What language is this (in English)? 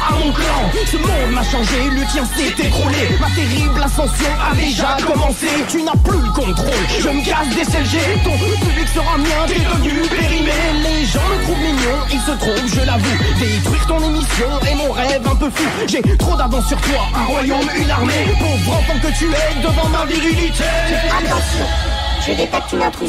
French